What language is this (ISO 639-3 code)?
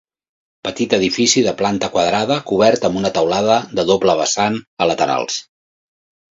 cat